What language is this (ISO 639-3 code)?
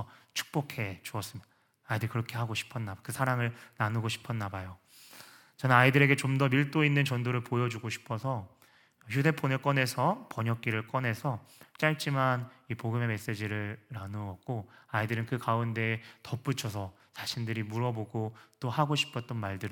kor